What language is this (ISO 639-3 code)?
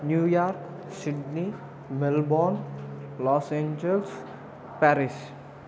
tel